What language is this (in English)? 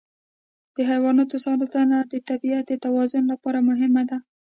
Pashto